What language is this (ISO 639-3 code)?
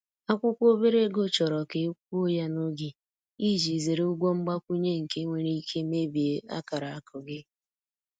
ibo